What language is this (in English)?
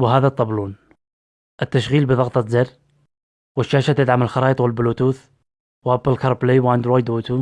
Arabic